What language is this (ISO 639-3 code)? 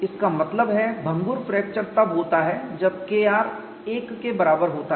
hin